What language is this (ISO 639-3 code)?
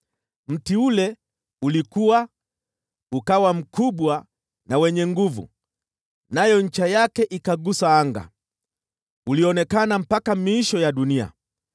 swa